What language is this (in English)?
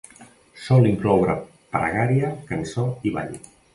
Catalan